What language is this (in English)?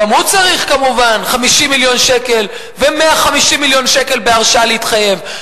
Hebrew